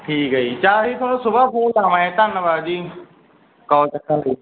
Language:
Punjabi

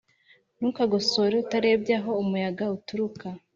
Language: Kinyarwanda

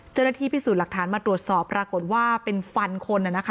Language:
Thai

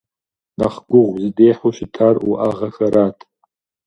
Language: Kabardian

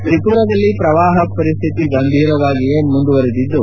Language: Kannada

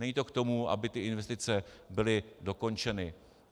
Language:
Czech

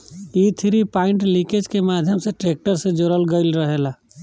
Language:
Bhojpuri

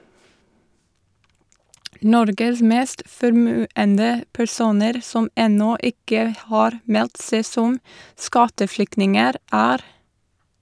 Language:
Norwegian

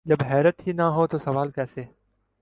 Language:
Urdu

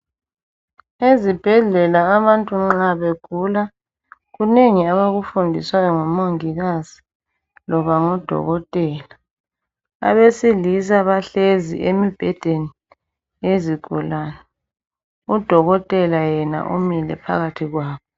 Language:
North Ndebele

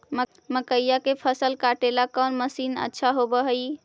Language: Magahi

